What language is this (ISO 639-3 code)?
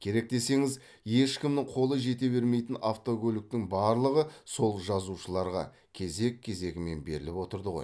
kaz